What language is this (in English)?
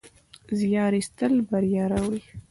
Pashto